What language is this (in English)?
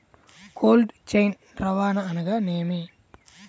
Telugu